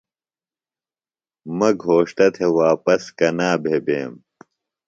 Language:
Phalura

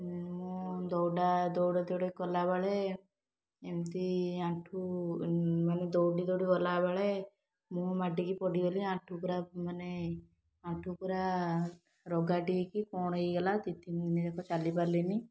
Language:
Odia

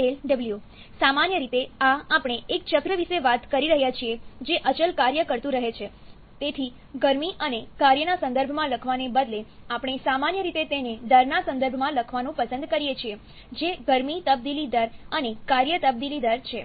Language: Gujarati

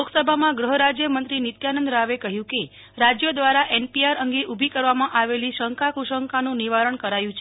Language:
Gujarati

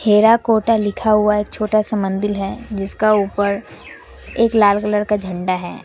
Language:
Hindi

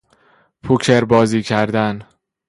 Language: Persian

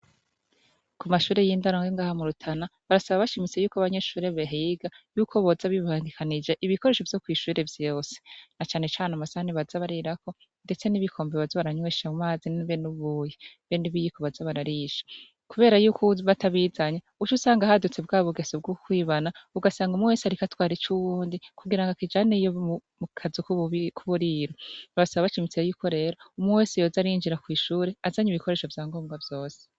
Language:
Rundi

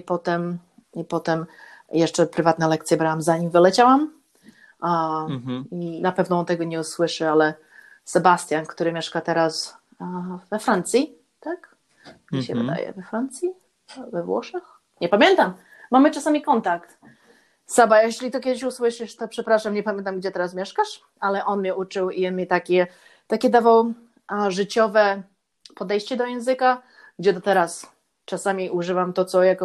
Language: Polish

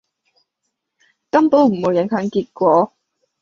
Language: Cantonese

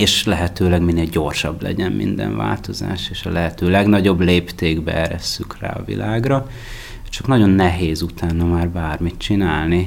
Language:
Hungarian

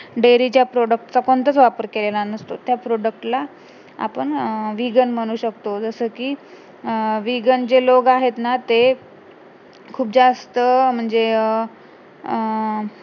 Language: Marathi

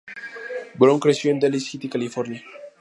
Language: Spanish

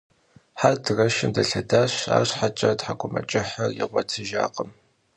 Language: Kabardian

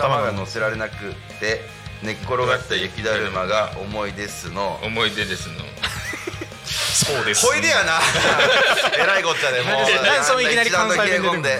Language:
Japanese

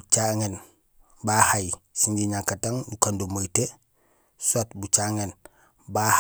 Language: Gusilay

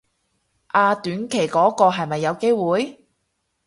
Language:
Cantonese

